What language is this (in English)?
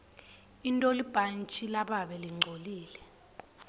Swati